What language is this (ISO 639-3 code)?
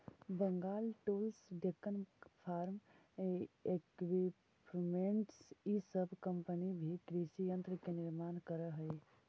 mag